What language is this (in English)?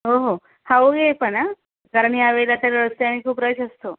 Marathi